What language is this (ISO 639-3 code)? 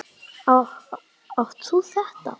isl